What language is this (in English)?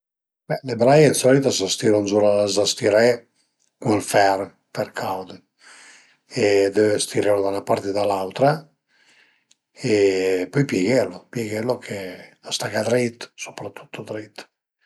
Piedmontese